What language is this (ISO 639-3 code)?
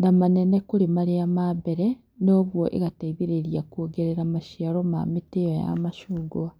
kik